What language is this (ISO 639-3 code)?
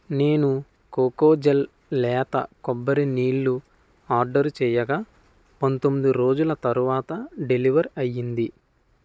tel